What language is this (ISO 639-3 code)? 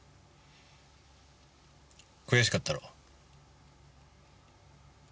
jpn